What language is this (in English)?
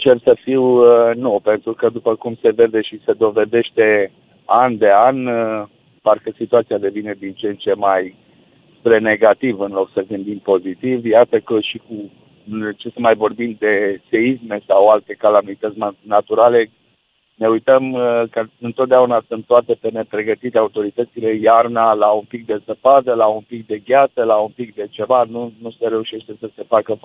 Romanian